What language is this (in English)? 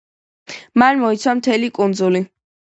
Georgian